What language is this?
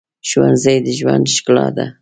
Pashto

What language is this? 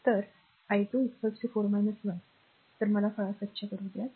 Marathi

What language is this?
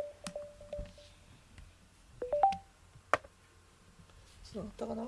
Japanese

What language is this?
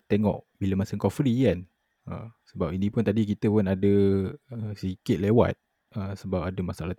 Malay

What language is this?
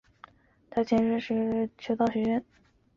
Chinese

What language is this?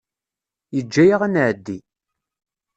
Kabyle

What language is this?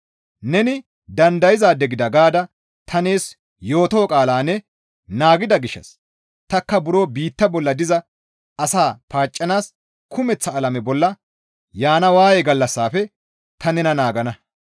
Gamo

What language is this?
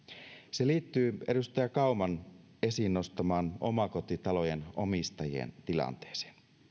Finnish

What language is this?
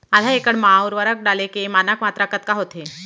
Chhattisgarhi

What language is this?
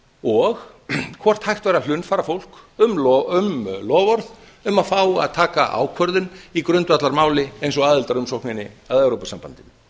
Icelandic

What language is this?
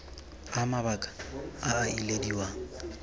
Tswana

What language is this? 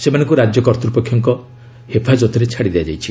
Odia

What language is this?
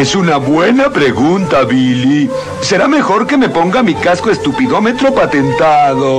Spanish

